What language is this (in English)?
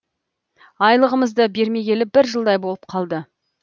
Kazakh